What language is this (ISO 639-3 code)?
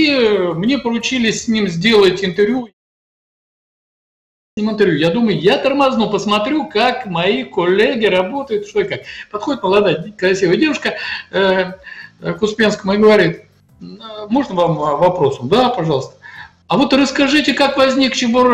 rus